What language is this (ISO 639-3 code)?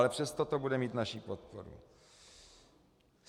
ces